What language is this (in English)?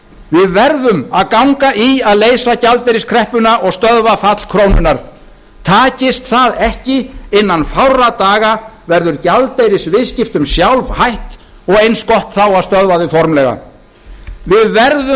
Icelandic